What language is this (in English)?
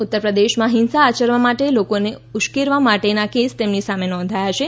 Gujarati